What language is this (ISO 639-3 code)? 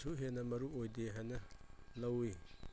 mni